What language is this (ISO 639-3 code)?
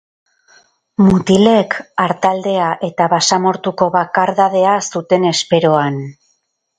eus